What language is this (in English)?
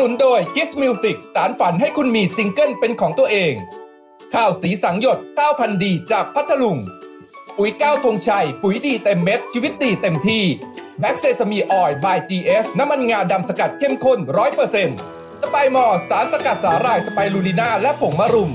Thai